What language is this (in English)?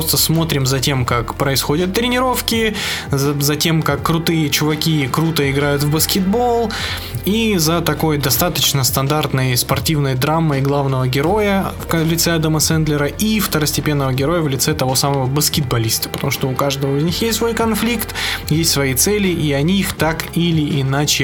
Russian